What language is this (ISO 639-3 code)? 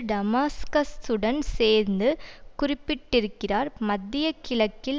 tam